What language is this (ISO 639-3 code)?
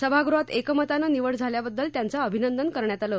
mar